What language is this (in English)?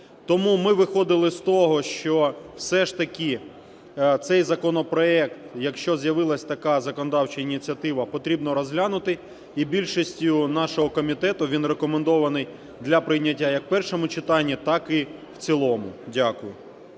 Ukrainian